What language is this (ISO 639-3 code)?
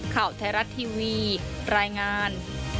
tha